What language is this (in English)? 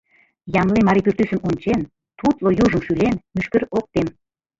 Mari